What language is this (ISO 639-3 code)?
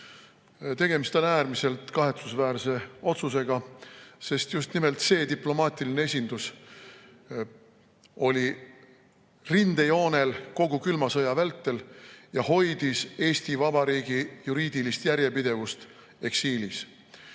est